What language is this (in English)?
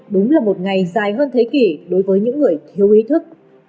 Vietnamese